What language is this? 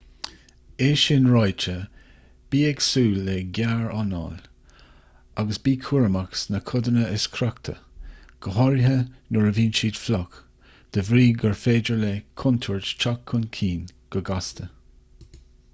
Irish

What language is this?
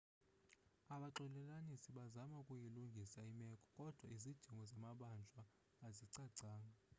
Xhosa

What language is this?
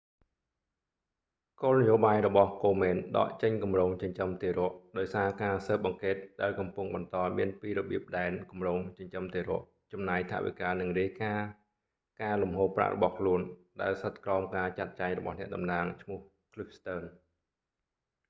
Khmer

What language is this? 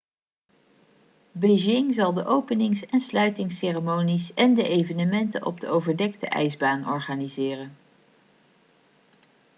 Dutch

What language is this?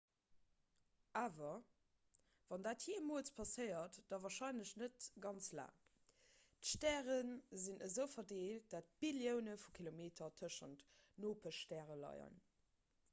Luxembourgish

